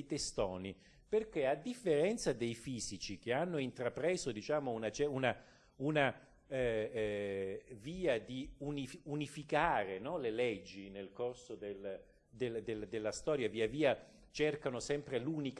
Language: Italian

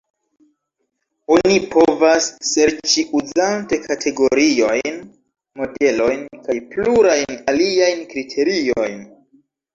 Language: Esperanto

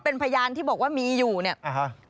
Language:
Thai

